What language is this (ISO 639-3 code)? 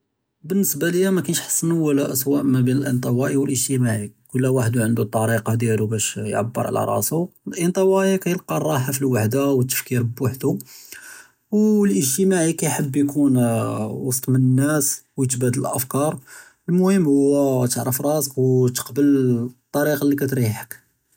jrb